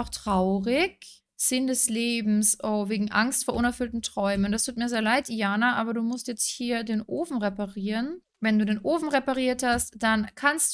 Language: German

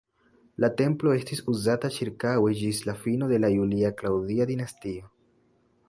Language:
Esperanto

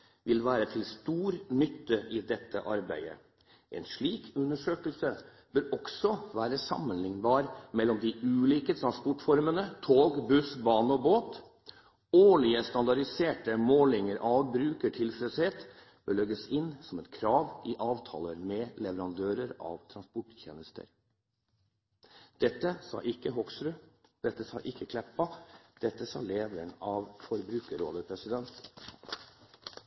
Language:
Norwegian Bokmål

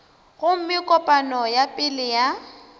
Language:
Northern Sotho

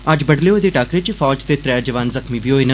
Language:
Dogri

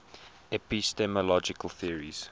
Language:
English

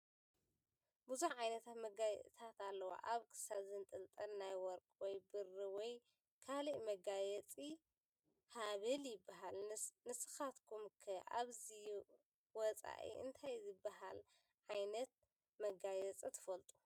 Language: Tigrinya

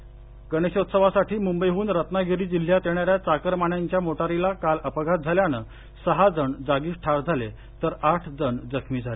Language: Marathi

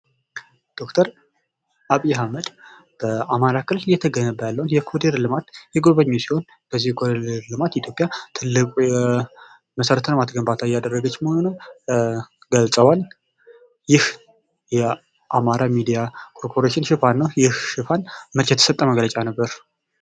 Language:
Amharic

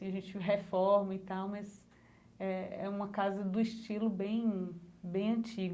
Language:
Portuguese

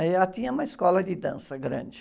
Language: Portuguese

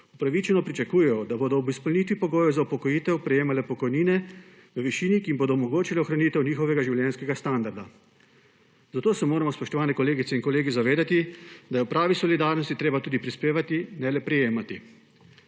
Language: Slovenian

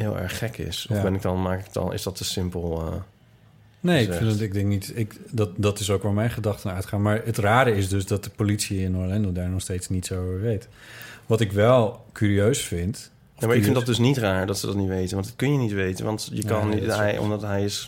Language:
Dutch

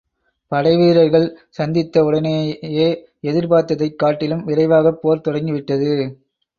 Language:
Tamil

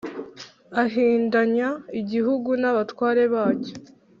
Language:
Kinyarwanda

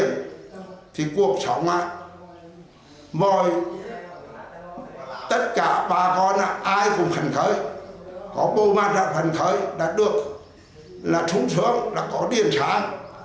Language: Vietnamese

